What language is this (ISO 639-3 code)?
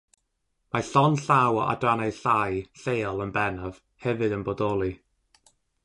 cym